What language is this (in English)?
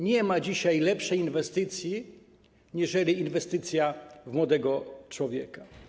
Polish